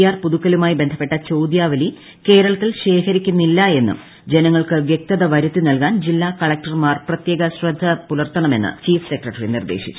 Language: Malayalam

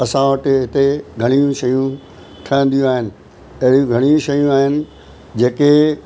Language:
Sindhi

